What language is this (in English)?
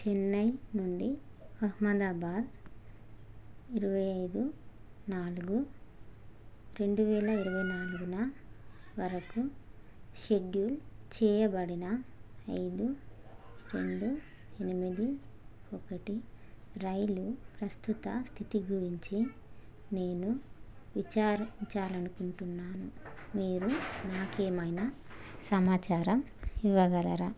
Telugu